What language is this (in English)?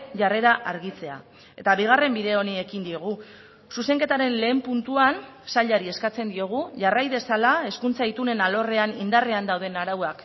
Basque